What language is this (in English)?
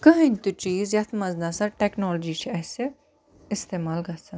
Kashmiri